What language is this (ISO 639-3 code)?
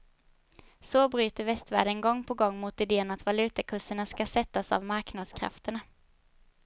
swe